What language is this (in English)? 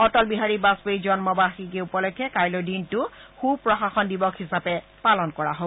Assamese